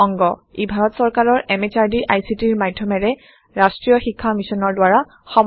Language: Assamese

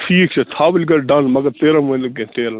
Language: Kashmiri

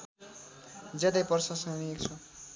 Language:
Nepali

